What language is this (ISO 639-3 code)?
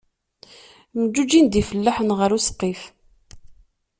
kab